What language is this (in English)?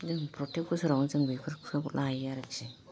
Bodo